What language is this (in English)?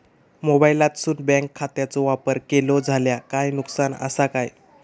Marathi